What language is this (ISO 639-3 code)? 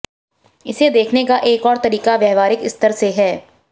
hin